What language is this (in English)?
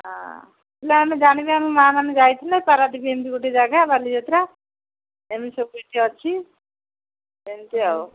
Odia